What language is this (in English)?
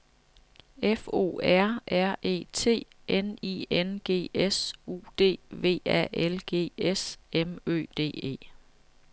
Danish